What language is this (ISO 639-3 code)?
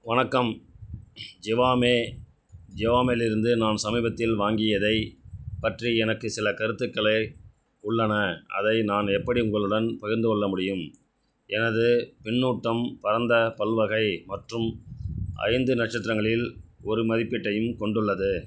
tam